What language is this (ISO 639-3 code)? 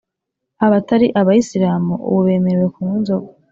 kin